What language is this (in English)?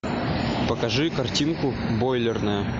Russian